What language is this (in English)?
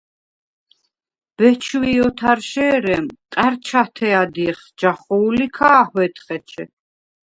Svan